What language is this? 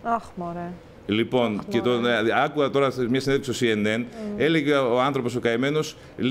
Greek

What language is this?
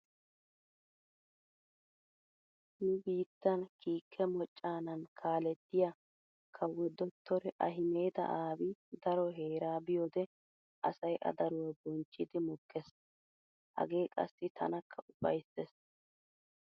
Wolaytta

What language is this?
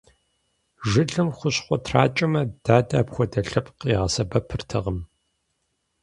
Kabardian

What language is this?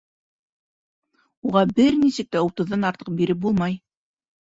Bashkir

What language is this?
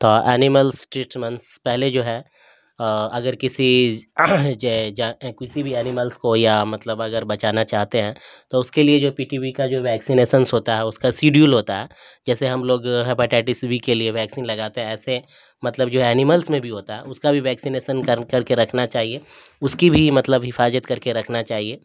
Urdu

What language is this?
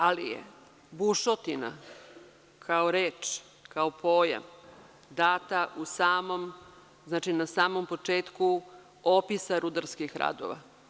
Serbian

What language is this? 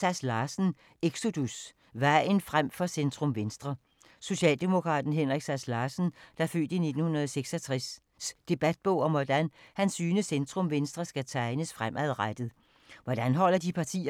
Danish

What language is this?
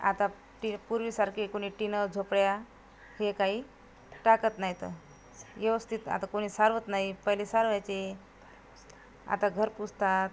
Marathi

